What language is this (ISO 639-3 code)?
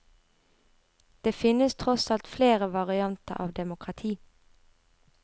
nor